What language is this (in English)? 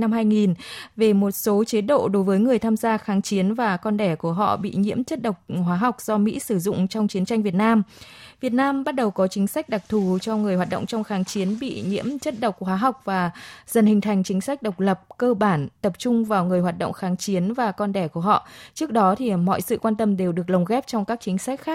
Vietnamese